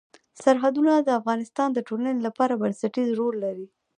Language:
Pashto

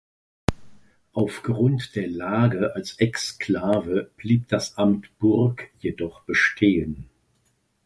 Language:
German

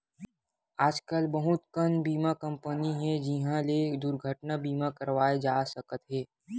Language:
Chhattisgarhi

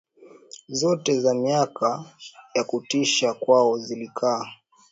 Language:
Swahili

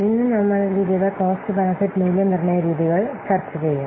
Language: Malayalam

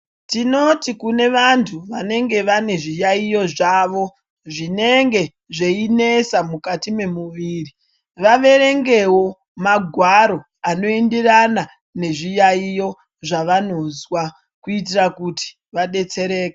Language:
Ndau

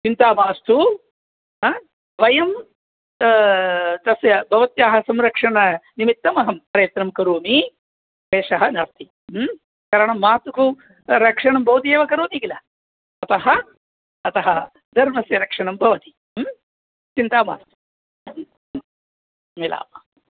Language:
Sanskrit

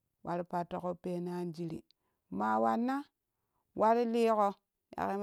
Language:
Kushi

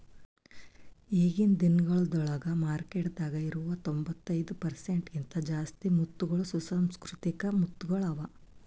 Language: Kannada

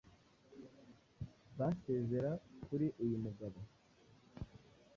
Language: Kinyarwanda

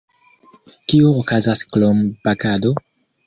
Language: Esperanto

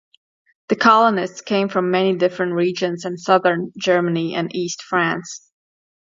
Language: English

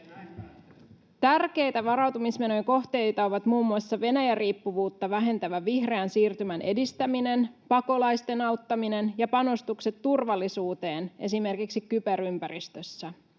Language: Finnish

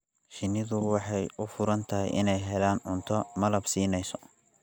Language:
Somali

